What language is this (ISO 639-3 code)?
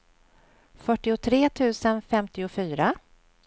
swe